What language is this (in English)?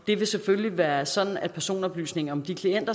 Danish